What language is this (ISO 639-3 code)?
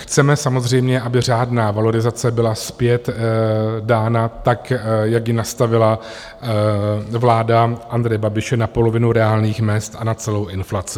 ces